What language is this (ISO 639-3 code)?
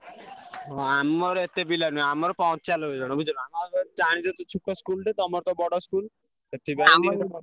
ori